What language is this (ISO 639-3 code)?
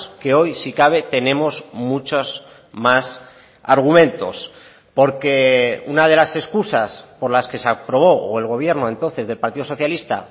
spa